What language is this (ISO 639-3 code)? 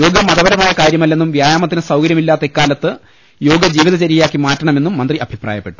mal